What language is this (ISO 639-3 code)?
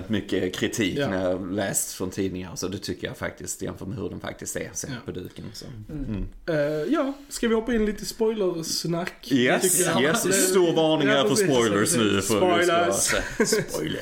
swe